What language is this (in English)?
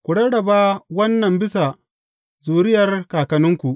Hausa